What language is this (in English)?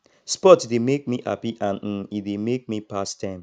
Nigerian Pidgin